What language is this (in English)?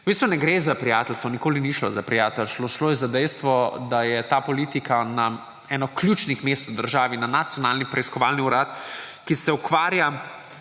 Slovenian